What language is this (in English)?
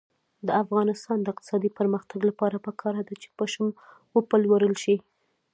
Pashto